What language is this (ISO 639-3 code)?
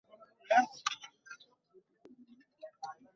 ben